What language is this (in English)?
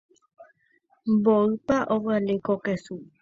Guarani